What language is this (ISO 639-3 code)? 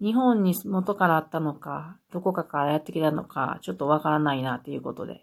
jpn